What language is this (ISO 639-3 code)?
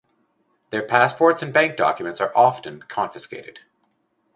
eng